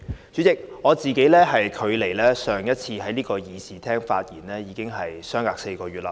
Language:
Cantonese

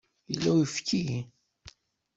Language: Kabyle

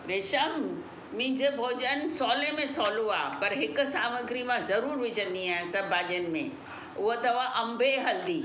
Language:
Sindhi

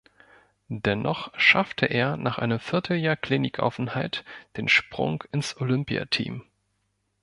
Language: German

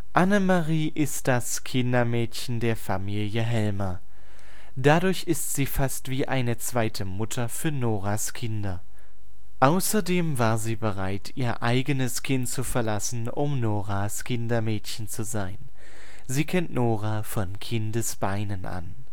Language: German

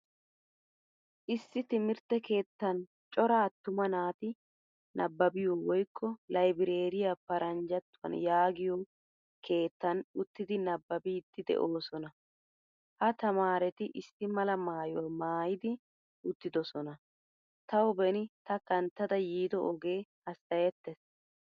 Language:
Wolaytta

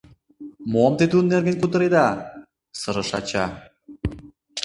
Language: Mari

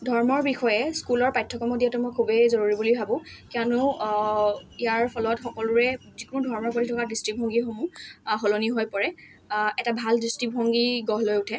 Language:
Assamese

